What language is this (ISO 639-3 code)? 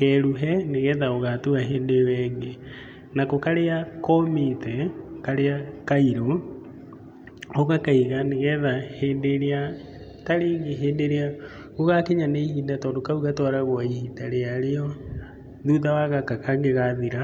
kik